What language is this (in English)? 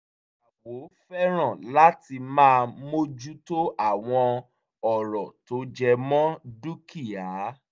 Yoruba